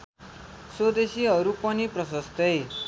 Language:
Nepali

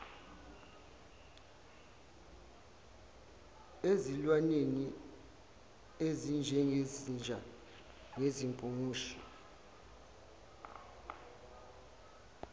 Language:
Zulu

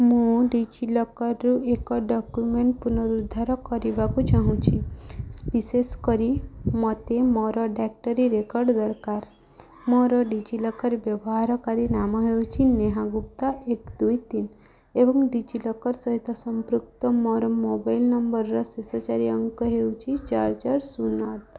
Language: Odia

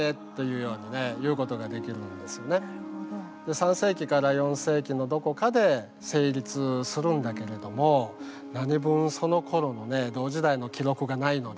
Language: Japanese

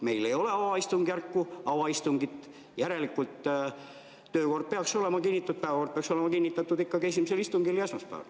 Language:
Estonian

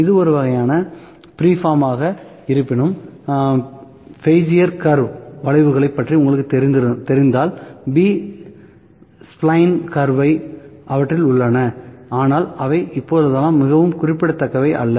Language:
Tamil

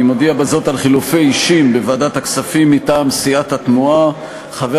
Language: Hebrew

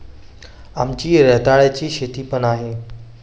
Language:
Marathi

